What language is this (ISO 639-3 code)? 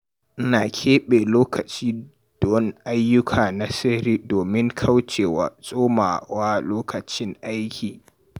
hau